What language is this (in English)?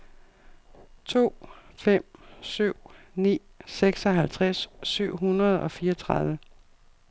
Danish